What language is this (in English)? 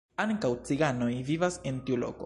Esperanto